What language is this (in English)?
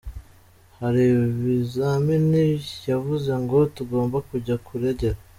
Kinyarwanda